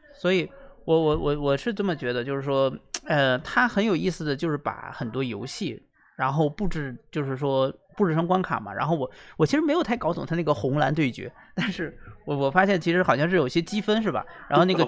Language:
Chinese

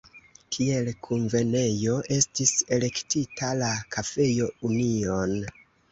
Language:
Esperanto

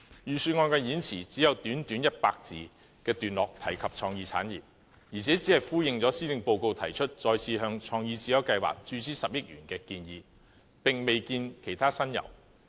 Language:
Cantonese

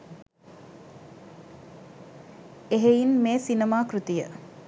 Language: Sinhala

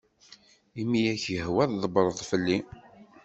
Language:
Kabyle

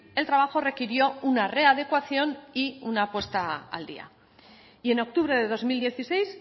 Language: Spanish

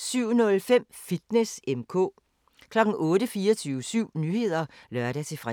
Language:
Danish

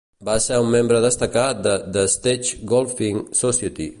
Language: Catalan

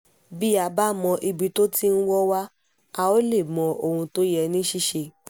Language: Yoruba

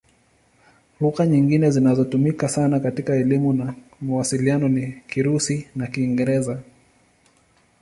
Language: Swahili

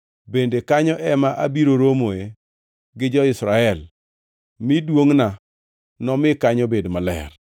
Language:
Luo (Kenya and Tanzania)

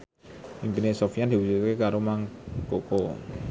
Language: Javanese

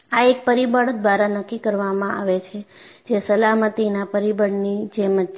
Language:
Gujarati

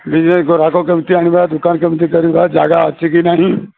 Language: Odia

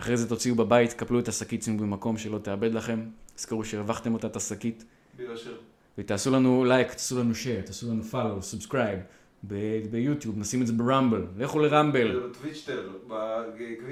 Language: Hebrew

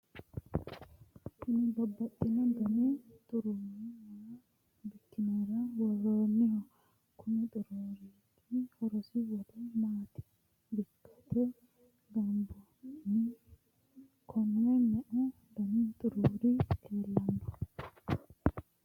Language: Sidamo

